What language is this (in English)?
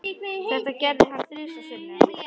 Icelandic